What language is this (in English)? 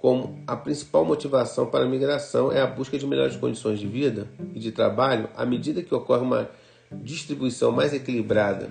Portuguese